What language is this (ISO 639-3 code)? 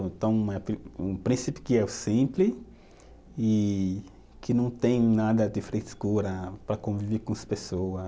por